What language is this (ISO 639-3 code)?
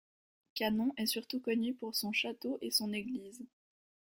fra